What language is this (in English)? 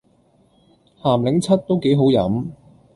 Cantonese